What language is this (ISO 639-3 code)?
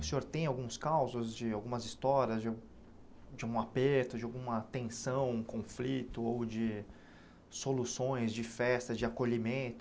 por